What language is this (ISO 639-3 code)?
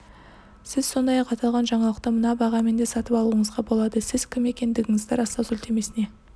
kaz